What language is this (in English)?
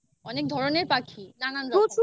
Bangla